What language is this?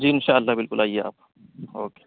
Urdu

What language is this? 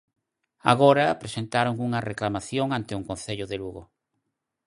Galician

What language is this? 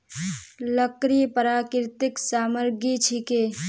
Magahi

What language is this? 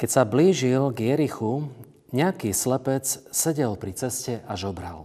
Slovak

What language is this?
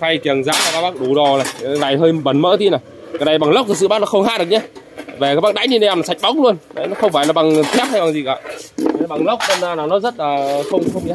Vietnamese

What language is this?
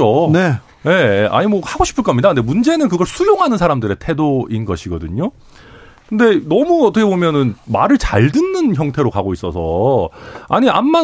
Korean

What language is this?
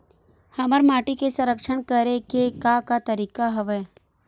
Chhattisgarhi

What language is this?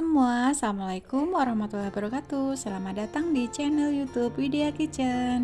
Indonesian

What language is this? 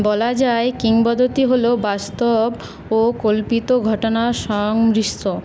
Bangla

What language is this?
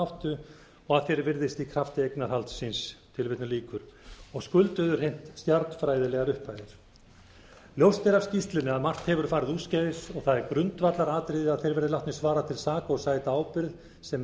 Icelandic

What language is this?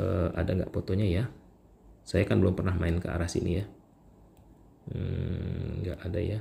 Indonesian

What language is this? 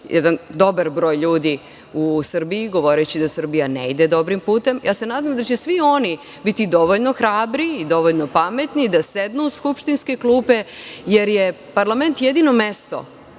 Serbian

